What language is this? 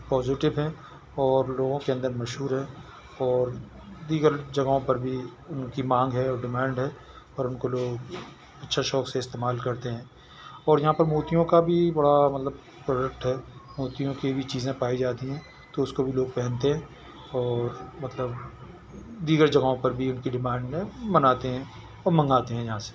Urdu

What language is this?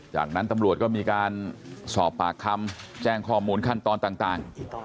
Thai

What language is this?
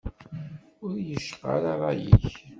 Kabyle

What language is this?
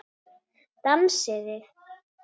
Icelandic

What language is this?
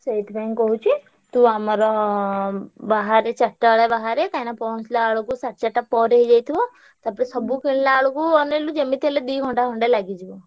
Odia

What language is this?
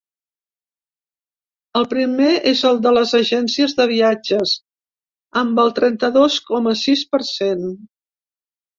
Catalan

